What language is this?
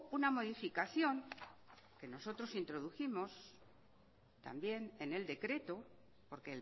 Spanish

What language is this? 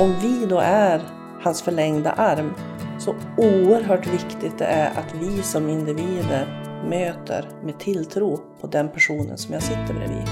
Swedish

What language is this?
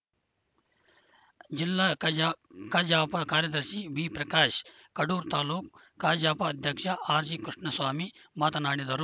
Kannada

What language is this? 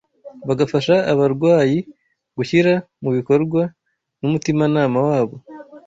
Kinyarwanda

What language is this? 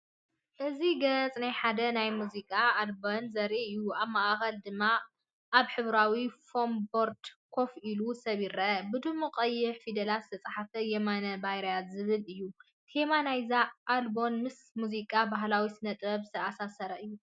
Tigrinya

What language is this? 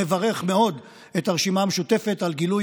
Hebrew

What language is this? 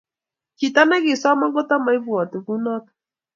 Kalenjin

